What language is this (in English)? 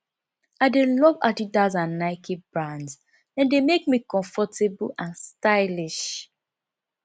Nigerian Pidgin